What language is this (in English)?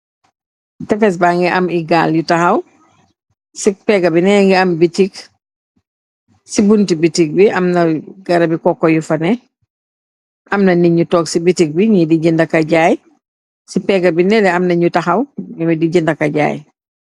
Wolof